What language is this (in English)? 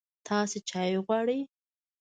Pashto